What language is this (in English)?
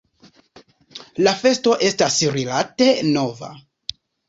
Esperanto